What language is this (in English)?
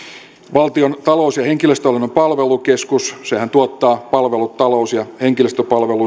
Finnish